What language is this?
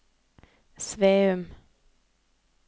Norwegian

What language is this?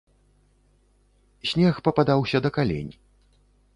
Belarusian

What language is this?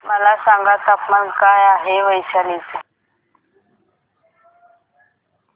Marathi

